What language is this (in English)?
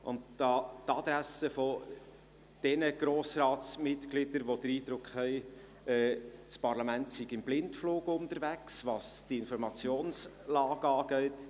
Swiss German